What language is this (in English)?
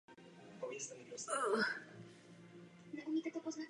Czech